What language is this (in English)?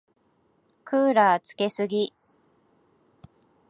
Japanese